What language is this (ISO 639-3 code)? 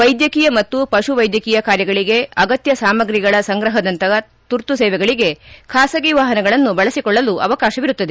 kan